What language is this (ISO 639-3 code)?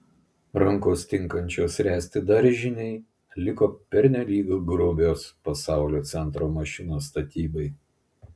lit